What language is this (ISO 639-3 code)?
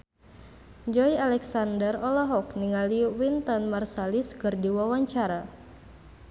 sun